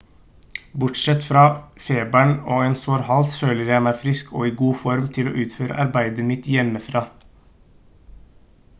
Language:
Norwegian Bokmål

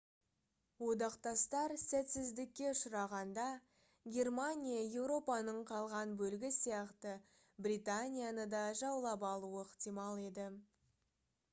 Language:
Kazakh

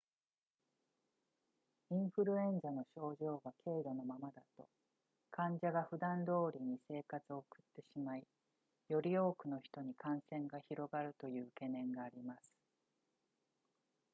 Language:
Japanese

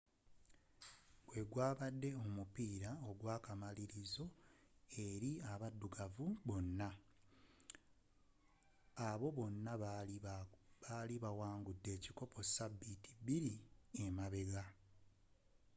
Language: Ganda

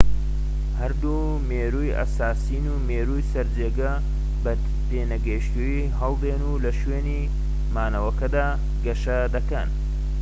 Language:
Central Kurdish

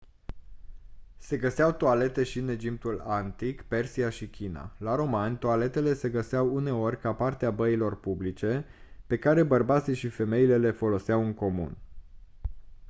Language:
Romanian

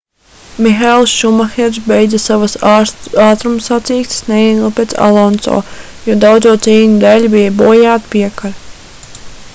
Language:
Latvian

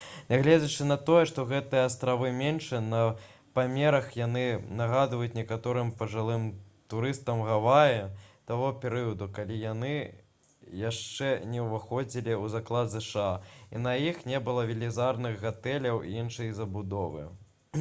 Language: Belarusian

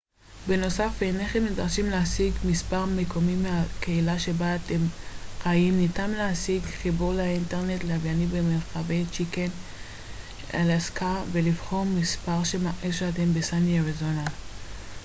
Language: Hebrew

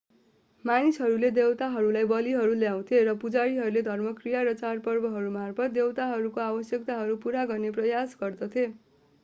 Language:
Nepali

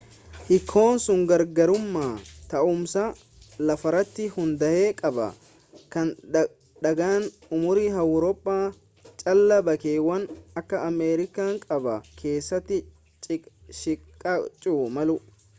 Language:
Oromo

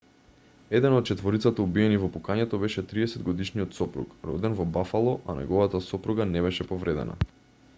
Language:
Macedonian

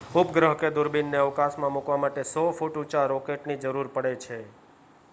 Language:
Gujarati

